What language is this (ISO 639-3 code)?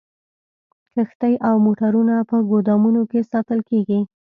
pus